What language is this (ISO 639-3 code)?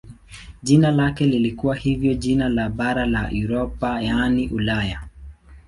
swa